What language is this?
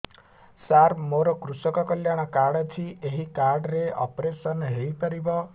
Odia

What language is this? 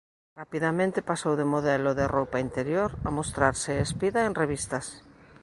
Galician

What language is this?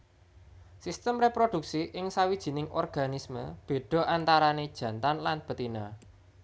Javanese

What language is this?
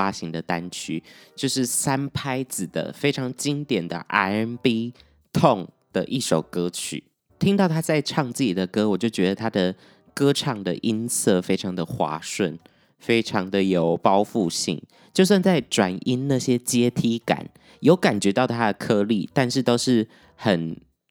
Chinese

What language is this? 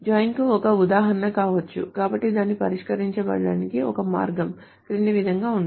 Telugu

